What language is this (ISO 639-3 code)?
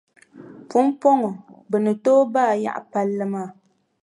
dag